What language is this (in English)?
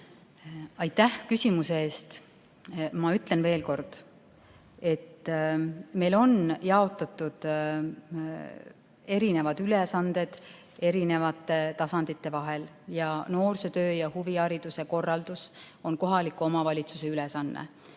Estonian